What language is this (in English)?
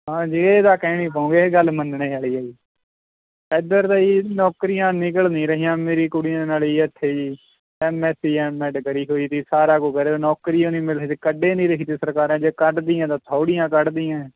Punjabi